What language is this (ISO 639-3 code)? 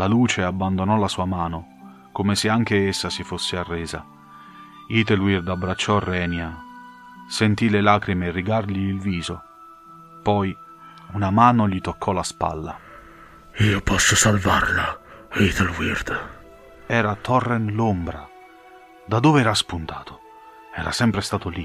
ita